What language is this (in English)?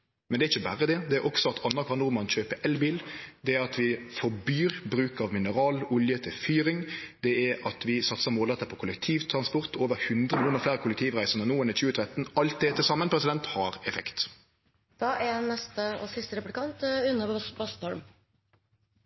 Norwegian Nynorsk